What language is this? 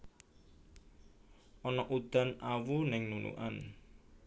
Javanese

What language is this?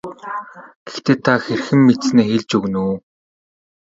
Mongolian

